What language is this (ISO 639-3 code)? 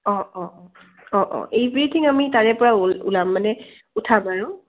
asm